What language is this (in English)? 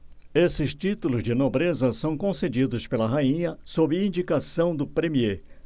Portuguese